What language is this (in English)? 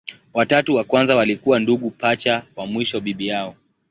Swahili